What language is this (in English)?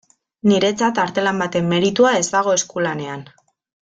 Basque